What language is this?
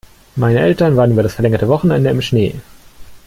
German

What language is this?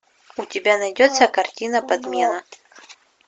Russian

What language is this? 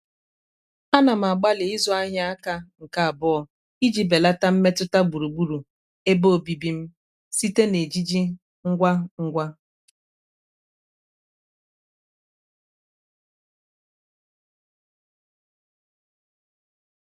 Igbo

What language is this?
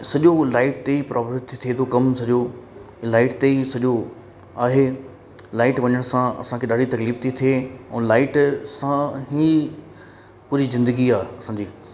Sindhi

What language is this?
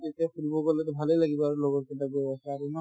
Assamese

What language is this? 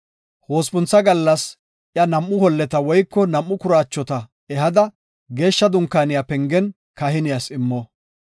Gofa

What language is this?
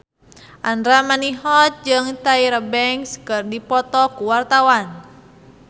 Sundanese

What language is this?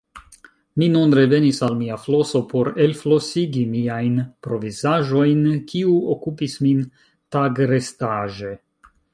Esperanto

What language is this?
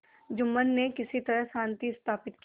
Hindi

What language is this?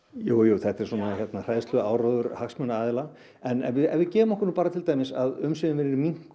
Icelandic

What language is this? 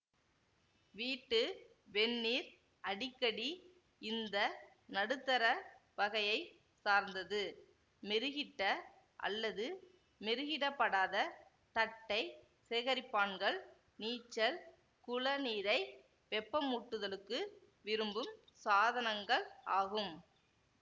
Tamil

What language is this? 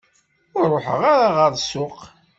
Kabyle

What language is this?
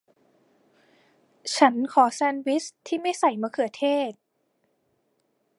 Thai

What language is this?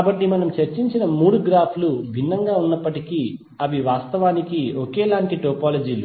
Telugu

